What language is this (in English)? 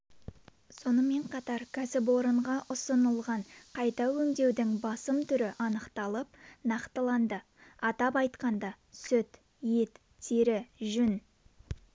Kazakh